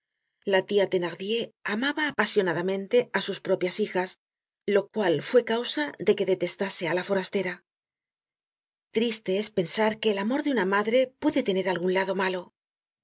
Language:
Spanish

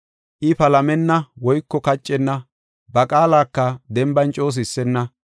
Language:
Gofa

